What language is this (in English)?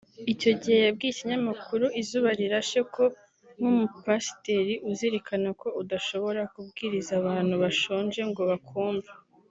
Kinyarwanda